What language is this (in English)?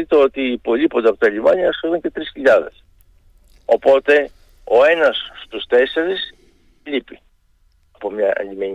Greek